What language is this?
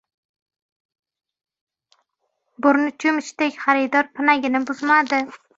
Uzbek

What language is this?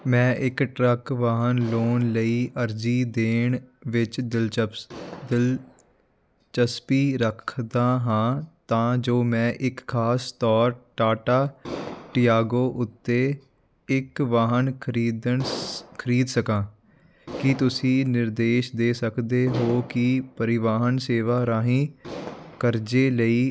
Punjabi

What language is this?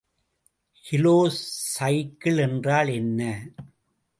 Tamil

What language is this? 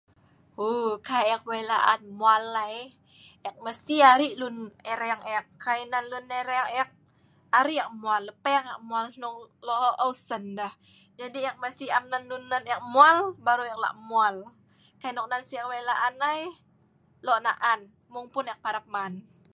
Sa'ban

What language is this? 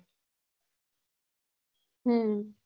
Gujarati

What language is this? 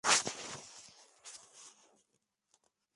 Spanish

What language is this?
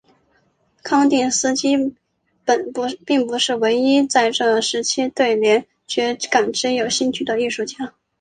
Chinese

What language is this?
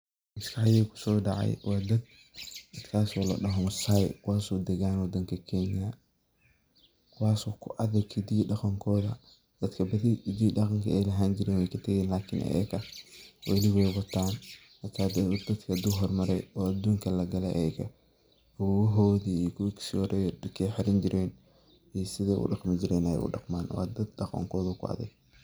Somali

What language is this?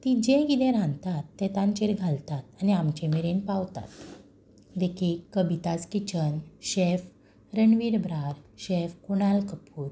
Konkani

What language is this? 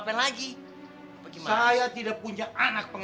Indonesian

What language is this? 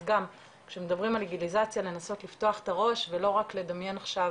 Hebrew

